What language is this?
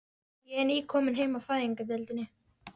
Icelandic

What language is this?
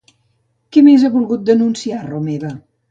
Catalan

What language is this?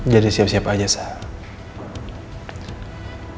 Indonesian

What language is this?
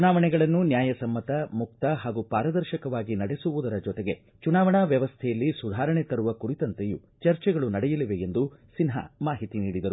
Kannada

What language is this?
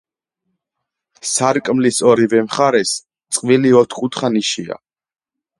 Georgian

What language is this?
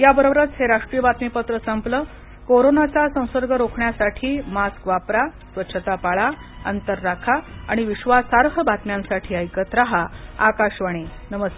Marathi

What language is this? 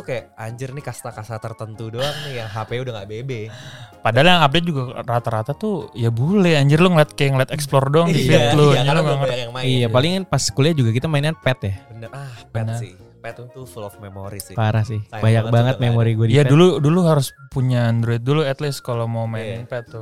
Indonesian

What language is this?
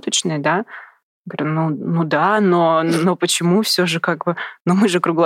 Russian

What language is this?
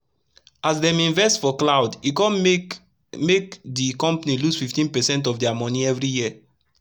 Nigerian Pidgin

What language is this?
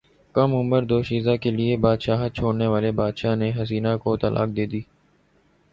Urdu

